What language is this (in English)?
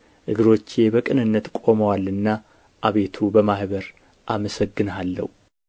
Amharic